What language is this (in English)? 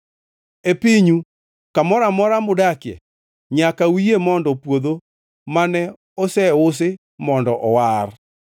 Luo (Kenya and Tanzania)